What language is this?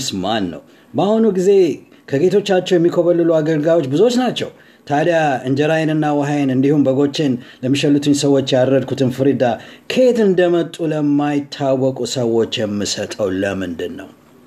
Amharic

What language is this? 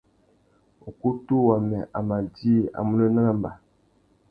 Tuki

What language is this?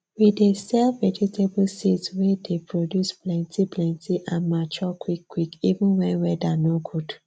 Nigerian Pidgin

